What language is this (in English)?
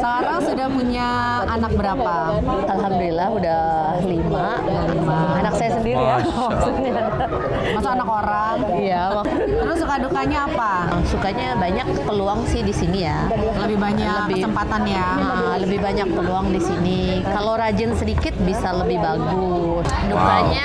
Indonesian